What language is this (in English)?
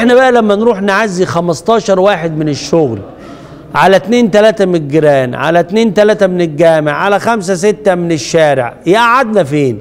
Arabic